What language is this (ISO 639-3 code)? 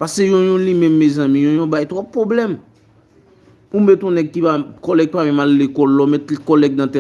fra